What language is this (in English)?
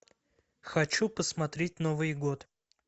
Russian